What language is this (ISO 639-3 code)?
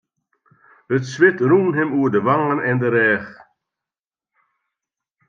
fry